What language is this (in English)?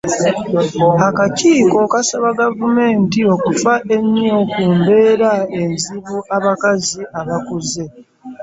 Ganda